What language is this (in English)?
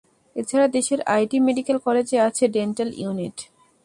Bangla